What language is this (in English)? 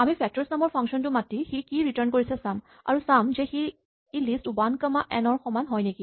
Assamese